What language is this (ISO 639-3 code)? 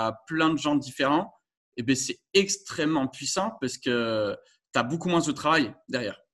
fra